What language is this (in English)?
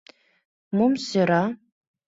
Mari